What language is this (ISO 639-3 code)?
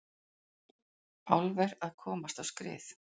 isl